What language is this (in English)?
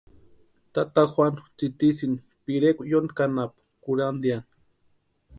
Western Highland Purepecha